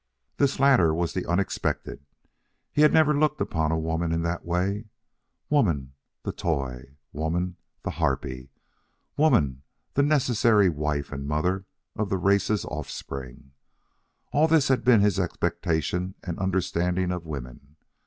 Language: English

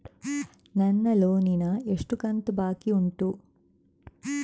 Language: Kannada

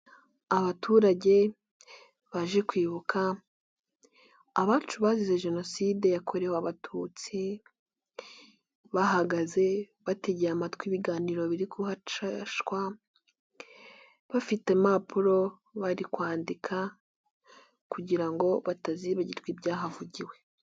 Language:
Kinyarwanda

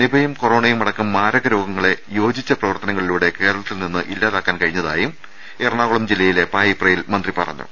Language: Malayalam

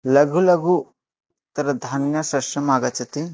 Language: Sanskrit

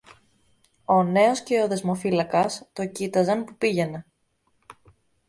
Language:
Greek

